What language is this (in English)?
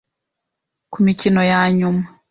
Kinyarwanda